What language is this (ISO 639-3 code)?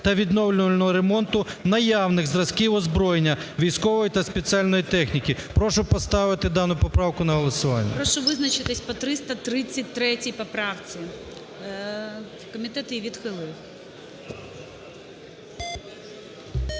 ukr